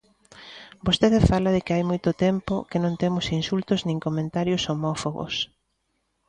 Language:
Galician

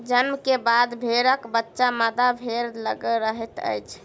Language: Maithili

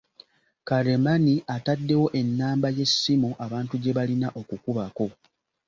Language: Ganda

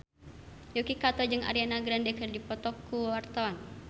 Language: Sundanese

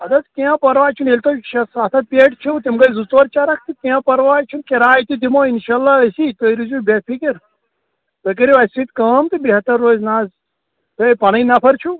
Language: Kashmiri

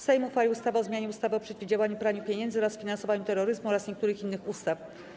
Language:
Polish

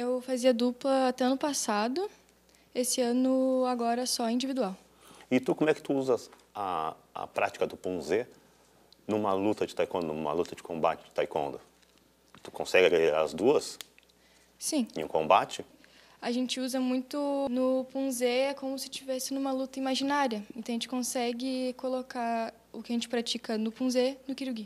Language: Portuguese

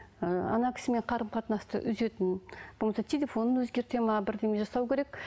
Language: Kazakh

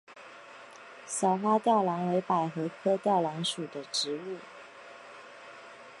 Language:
Chinese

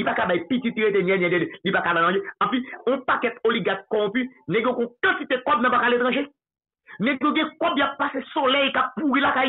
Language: French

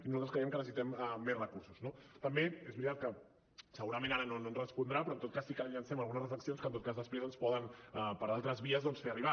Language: Catalan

